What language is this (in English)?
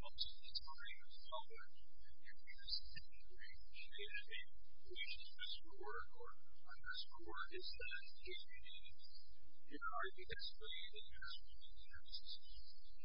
English